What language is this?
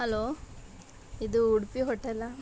Kannada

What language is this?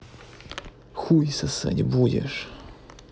Russian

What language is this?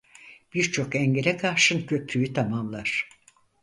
Turkish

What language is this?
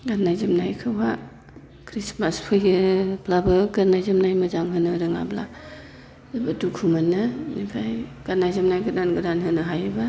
Bodo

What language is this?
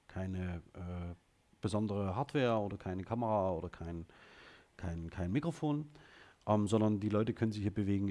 German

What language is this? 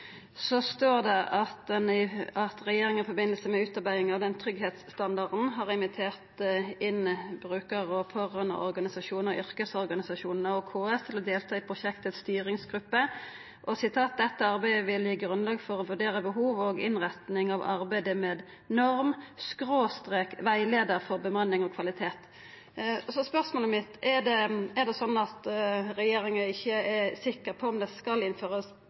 Norwegian Nynorsk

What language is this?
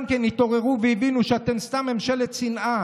Hebrew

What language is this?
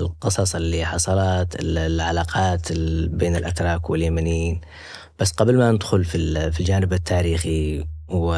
Arabic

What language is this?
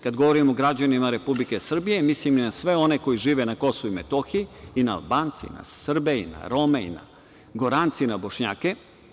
Serbian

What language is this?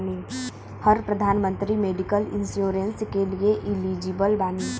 Bhojpuri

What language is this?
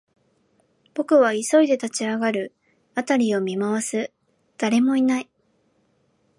Japanese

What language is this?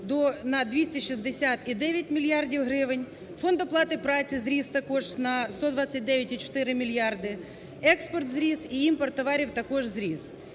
Ukrainian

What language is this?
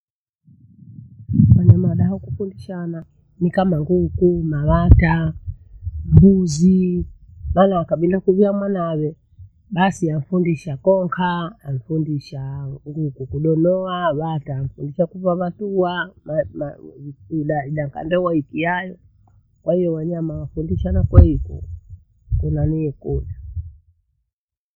Bondei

